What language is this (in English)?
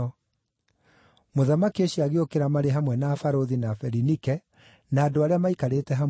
Kikuyu